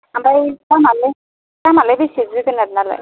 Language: Bodo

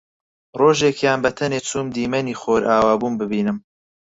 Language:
Central Kurdish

